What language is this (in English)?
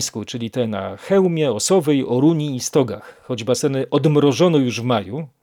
Polish